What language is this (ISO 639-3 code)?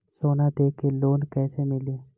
bho